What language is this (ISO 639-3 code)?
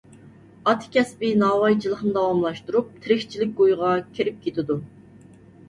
uig